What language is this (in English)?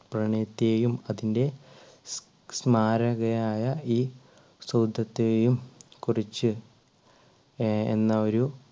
Malayalam